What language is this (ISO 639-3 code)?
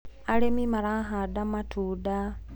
kik